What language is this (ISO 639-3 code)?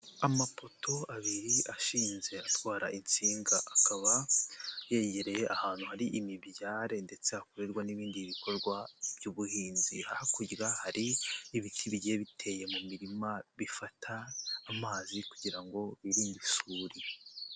kin